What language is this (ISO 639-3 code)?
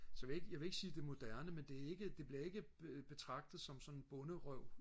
dan